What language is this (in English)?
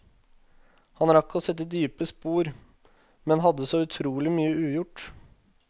Norwegian